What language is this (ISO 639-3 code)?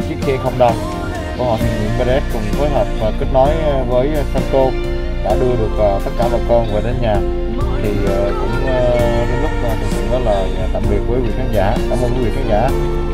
vie